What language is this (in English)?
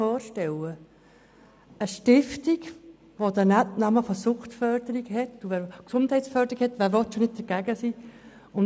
Swiss German